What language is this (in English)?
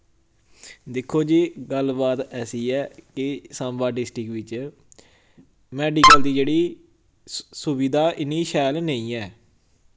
Dogri